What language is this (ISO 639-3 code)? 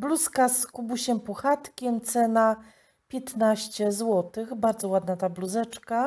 pol